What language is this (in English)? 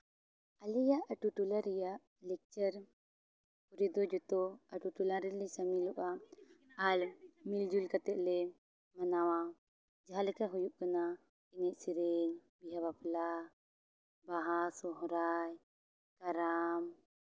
Santali